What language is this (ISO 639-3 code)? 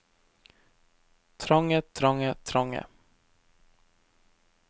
nor